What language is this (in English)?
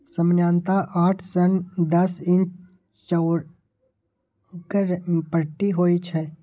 Maithili